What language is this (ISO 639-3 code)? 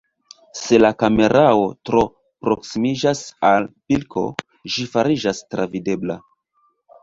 epo